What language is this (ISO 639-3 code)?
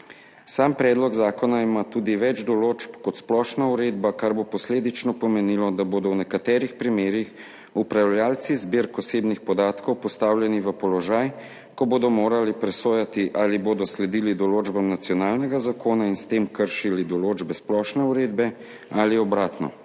slv